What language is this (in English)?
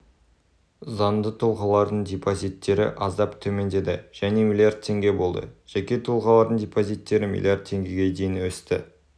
Kazakh